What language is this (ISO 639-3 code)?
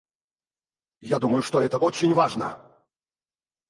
rus